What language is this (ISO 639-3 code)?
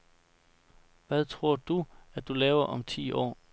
dan